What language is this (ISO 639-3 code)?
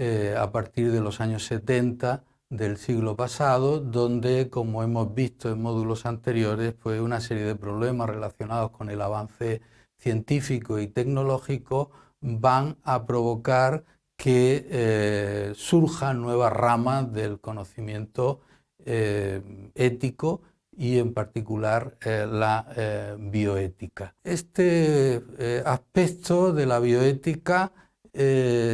spa